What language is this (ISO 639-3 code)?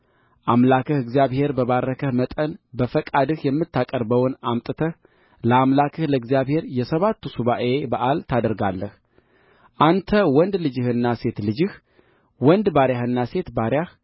amh